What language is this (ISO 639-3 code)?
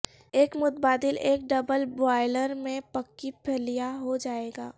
urd